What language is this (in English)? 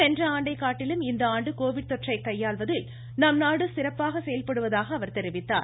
Tamil